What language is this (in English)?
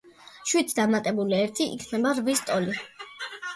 Georgian